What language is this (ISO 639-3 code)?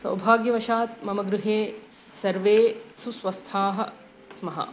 san